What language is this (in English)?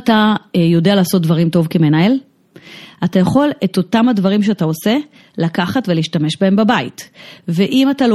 Hebrew